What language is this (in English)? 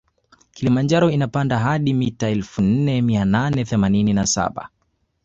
Swahili